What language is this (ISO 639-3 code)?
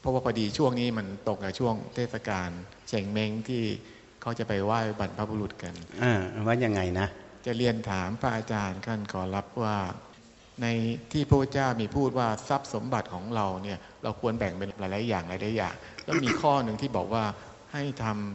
tha